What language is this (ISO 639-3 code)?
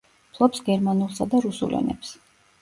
kat